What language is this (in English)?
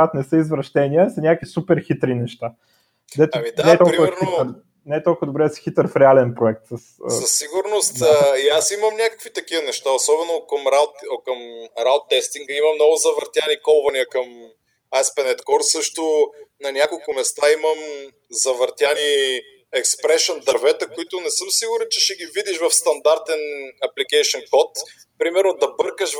Bulgarian